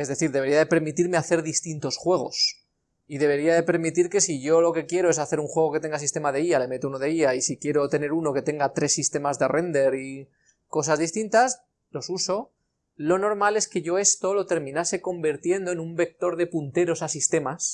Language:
Spanish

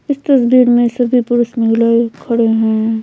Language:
Hindi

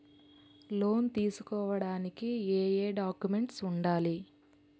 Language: Telugu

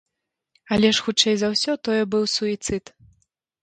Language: Belarusian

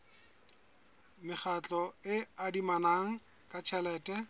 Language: Southern Sotho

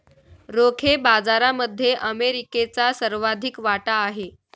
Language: Marathi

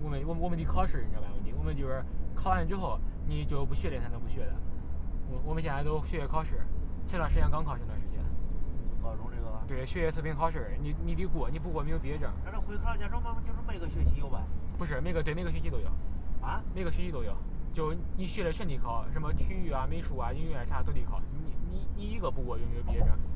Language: Chinese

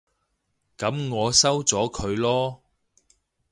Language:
Cantonese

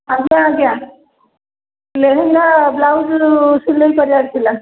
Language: Odia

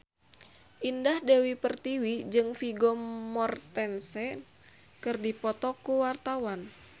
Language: Sundanese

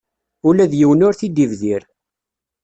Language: Kabyle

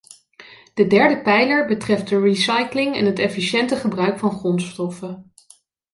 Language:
Dutch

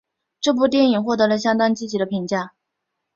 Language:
Chinese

